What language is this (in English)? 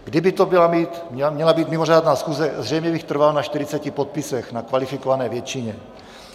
Czech